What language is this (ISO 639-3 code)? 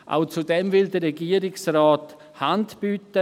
gsw